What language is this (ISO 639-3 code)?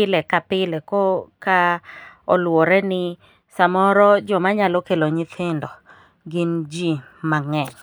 luo